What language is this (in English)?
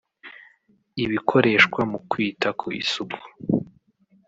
Kinyarwanda